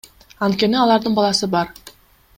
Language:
Kyrgyz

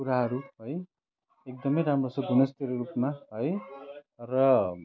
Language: Nepali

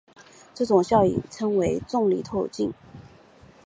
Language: Chinese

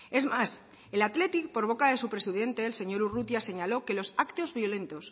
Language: Spanish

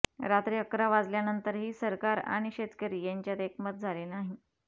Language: Marathi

